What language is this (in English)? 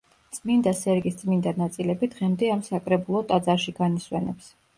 Georgian